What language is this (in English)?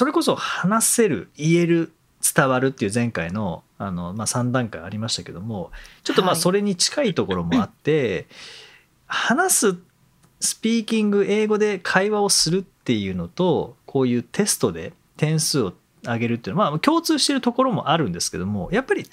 Japanese